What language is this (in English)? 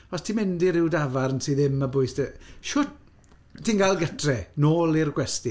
Welsh